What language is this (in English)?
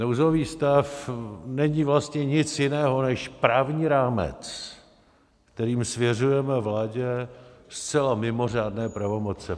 Czech